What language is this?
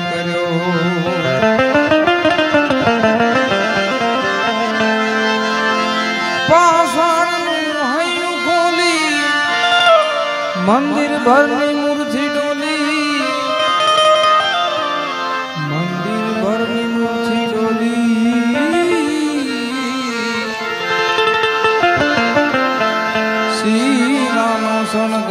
Arabic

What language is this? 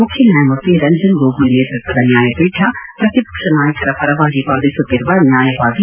Kannada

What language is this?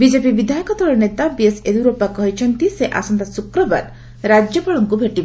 Odia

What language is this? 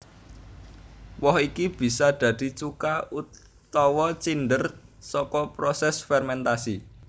Javanese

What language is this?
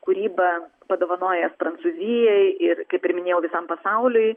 Lithuanian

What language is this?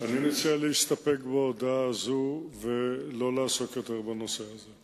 Hebrew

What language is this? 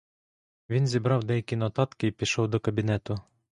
Ukrainian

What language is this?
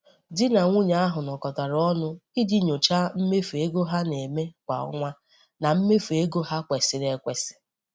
Igbo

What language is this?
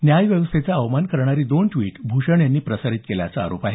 Marathi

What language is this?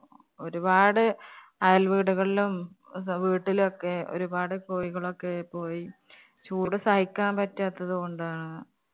Malayalam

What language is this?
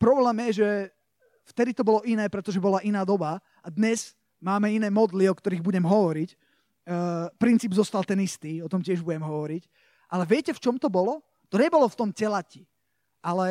Slovak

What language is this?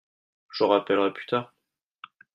French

